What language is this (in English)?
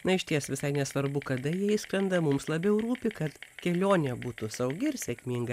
Lithuanian